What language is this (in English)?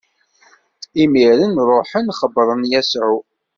Kabyle